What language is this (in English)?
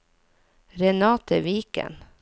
Norwegian